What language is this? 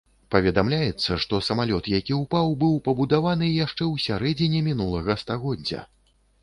Belarusian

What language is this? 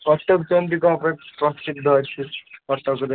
Odia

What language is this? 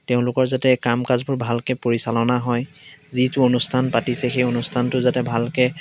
Assamese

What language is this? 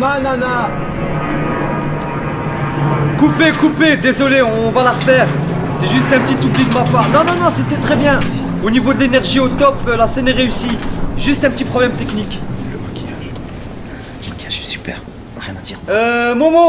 French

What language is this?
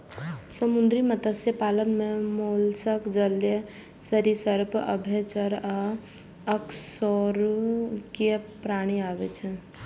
Maithili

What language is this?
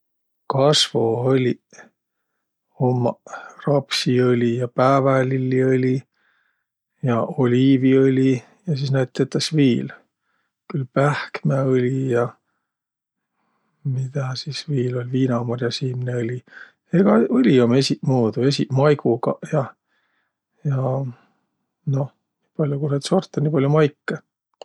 Võro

